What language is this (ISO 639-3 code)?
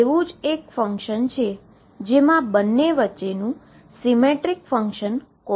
guj